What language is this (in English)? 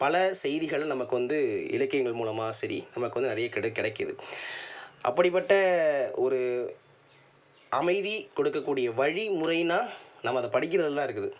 Tamil